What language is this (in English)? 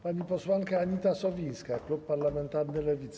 Polish